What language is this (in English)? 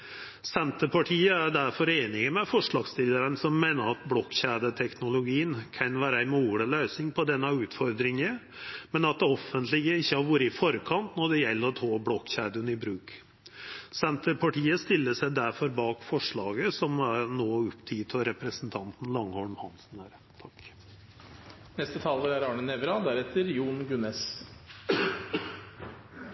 Norwegian